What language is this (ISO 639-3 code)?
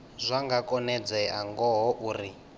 ven